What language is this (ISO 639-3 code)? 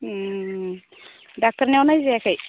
brx